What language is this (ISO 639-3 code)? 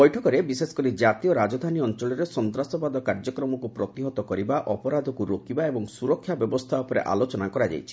ori